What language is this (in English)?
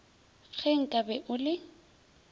Northern Sotho